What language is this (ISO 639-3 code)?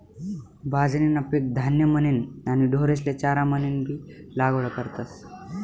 mar